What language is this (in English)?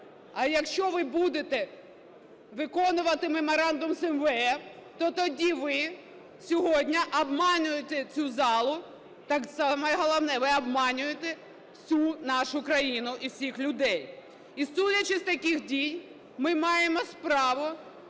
Ukrainian